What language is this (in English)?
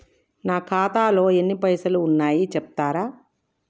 Telugu